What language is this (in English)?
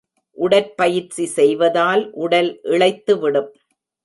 Tamil